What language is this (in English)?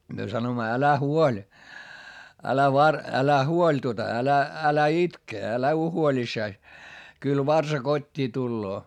Finnish